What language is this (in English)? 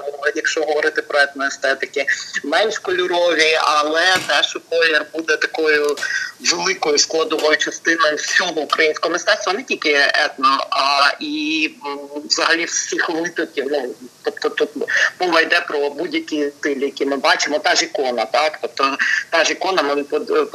Ukrainian